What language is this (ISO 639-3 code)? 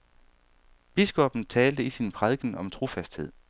dan